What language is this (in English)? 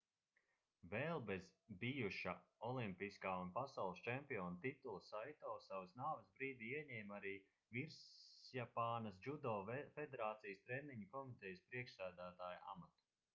Latvian